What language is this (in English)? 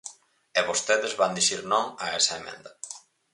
Galician